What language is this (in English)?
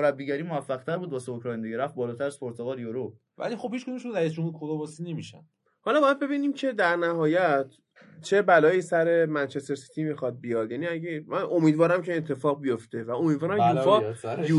Persian